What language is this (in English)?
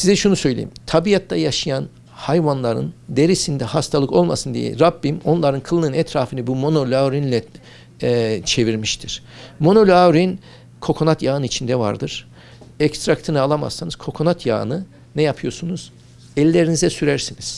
Turkish